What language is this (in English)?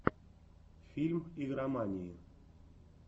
Russian